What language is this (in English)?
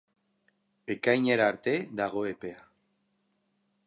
Basque